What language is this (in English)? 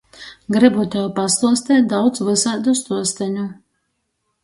Latgalian